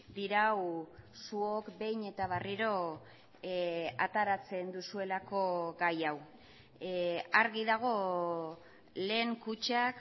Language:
Basque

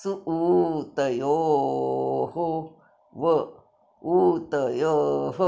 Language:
Sanskrit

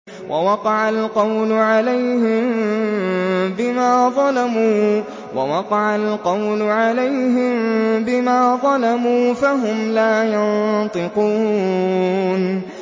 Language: Arabic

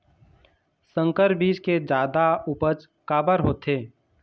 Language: Chhattisgarhi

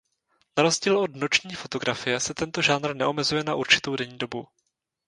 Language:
Czech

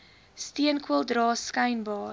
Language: Afrikaans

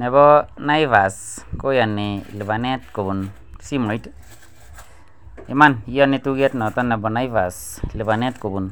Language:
Kalenjin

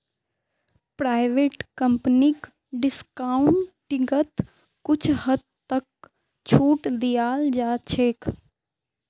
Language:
Magahi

